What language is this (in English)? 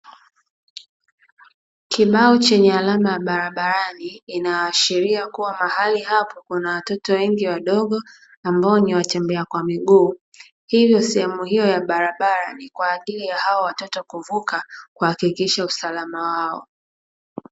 Swahili